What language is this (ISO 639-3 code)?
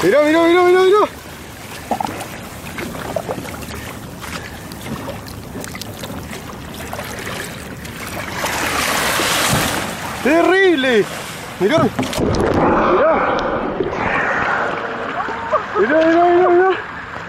spa